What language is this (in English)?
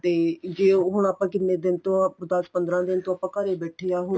Punjabi